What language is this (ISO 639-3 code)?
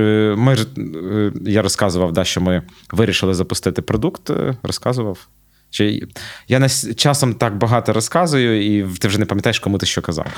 ukr